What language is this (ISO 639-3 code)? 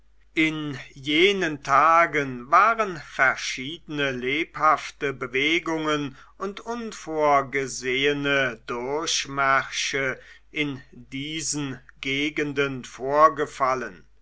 deu